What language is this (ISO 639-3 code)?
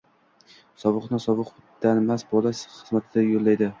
uzb